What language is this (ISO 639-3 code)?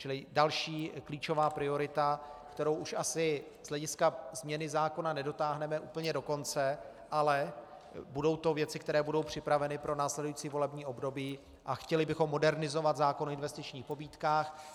ces